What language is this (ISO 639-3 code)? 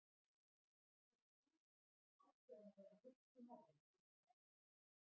isl